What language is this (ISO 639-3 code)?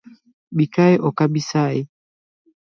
luo